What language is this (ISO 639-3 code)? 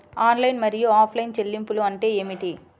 tel